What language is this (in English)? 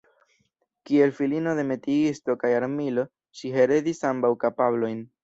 Esperanto